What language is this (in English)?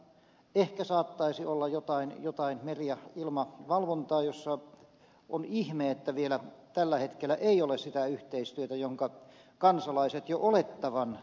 Finnish